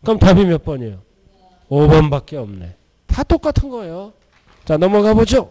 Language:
Korean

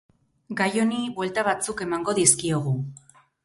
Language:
Basque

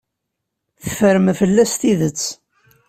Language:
Kabyle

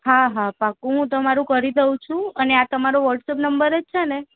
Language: Gujarati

